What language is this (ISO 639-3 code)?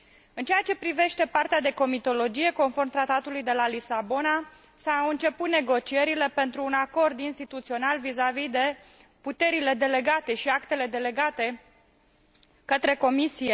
ron